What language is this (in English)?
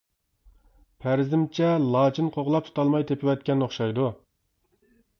Uyghur